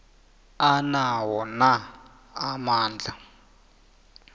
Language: South Ndebele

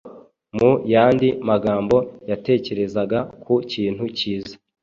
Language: Kinyarwanda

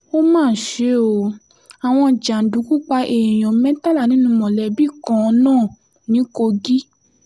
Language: Yoruba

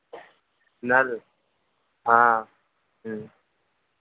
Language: Hindi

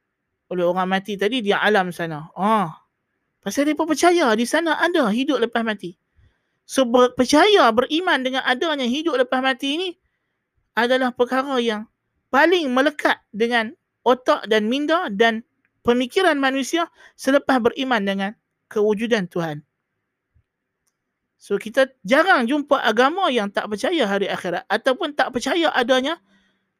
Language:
Malay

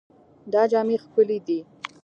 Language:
Pashto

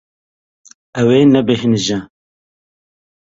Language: Kurdish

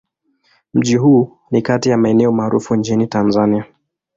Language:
Swahili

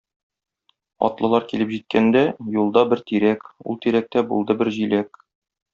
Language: Tatar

